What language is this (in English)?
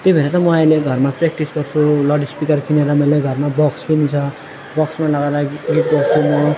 Nepali